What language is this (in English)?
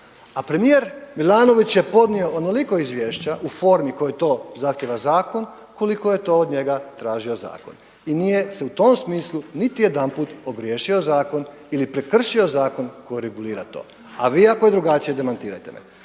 Croatian